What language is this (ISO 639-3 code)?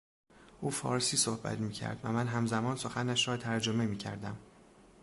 fas